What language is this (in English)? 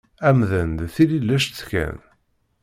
Kabyle